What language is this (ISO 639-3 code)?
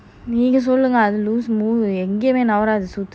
eng